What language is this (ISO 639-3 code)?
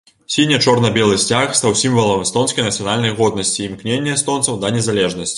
bel